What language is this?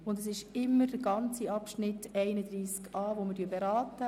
Swiss German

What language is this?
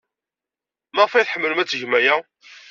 Kabyle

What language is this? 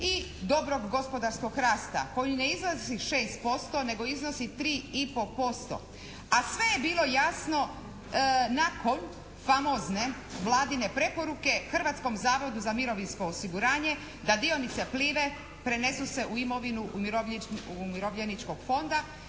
Croatian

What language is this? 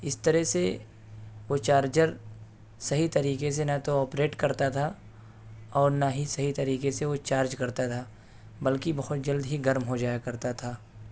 Urdu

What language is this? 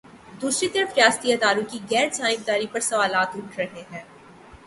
Urdu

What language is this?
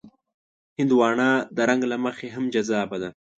Pashto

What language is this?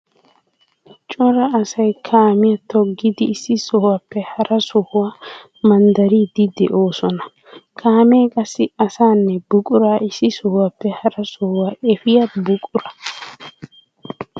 Wolaytta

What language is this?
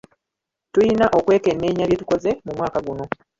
Ganda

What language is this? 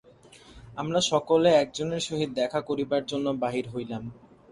Bangla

